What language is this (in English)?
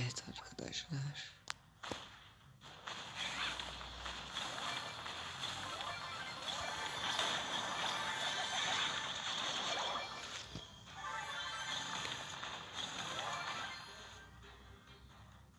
Turkish